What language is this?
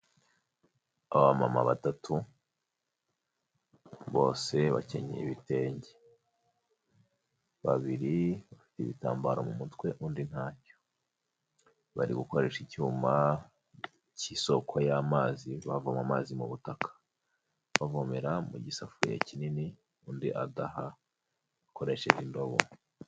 Kinyarwanda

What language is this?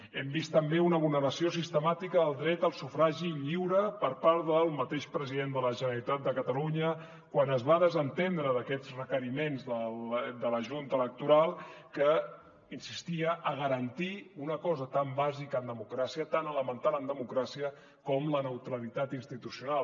Catalan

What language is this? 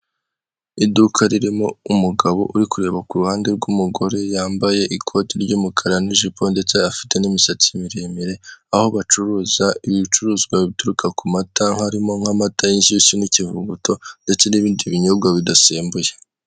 Kinyarwanda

